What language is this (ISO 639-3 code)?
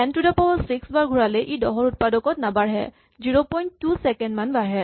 asm